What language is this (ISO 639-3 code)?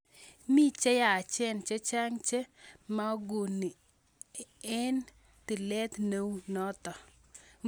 kln